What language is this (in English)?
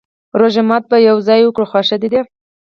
Pashto